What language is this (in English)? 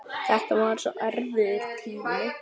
Icelandic